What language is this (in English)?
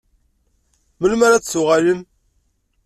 Kabyle